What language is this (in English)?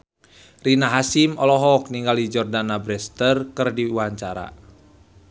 Sundanese